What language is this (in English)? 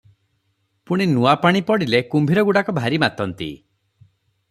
Odia